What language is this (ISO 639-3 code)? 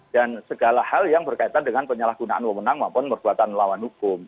ind